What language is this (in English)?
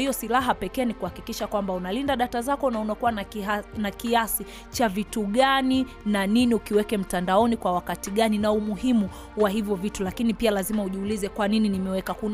Swahili